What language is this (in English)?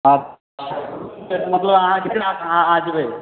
Maithili